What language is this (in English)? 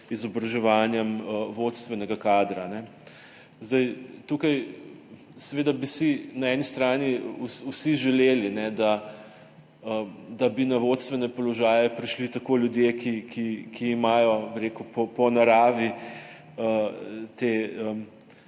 Slovenian